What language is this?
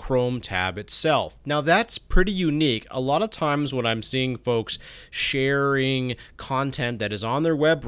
English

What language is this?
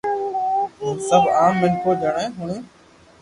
Loarki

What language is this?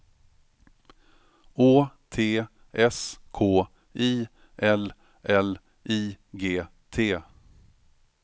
Swedish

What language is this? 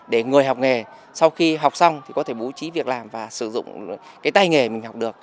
Vietnamese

